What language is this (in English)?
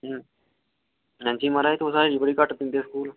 Dogri